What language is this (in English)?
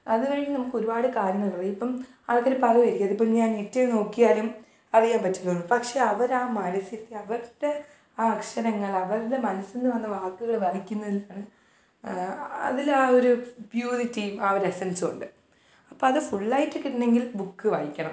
Malayalam